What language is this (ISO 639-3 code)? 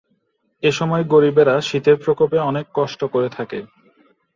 ben